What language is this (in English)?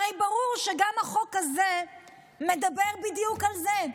Hebrew